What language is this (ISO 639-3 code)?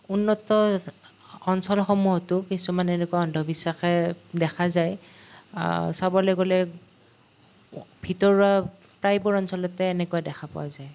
asm